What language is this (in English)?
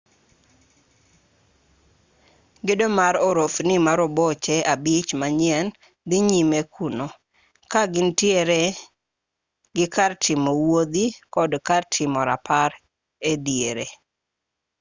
Luo (Kenya and Tanzania)